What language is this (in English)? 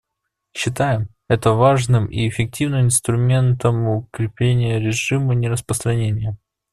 Russian